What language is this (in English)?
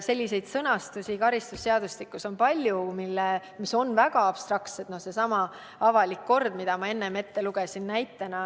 Estonian